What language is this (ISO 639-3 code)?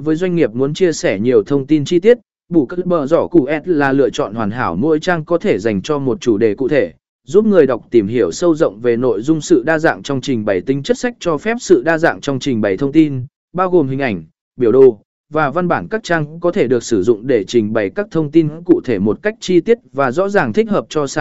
vie